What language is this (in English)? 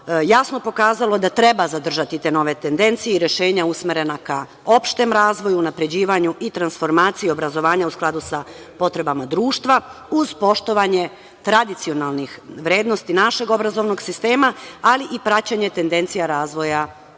Serbian